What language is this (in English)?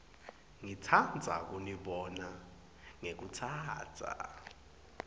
Swati